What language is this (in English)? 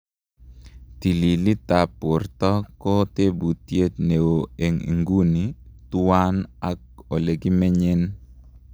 Kalenjin